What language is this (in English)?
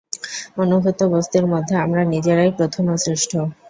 Bangla